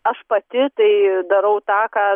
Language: Lithuanian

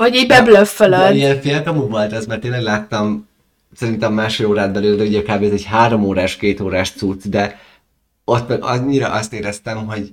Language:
Hungarian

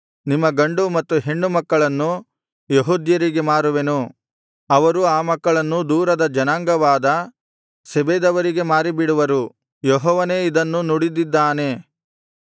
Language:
Kannada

